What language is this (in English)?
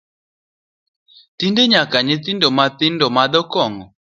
Luo (Kenya and Tanzania)